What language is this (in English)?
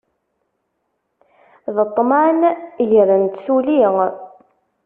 Kabyle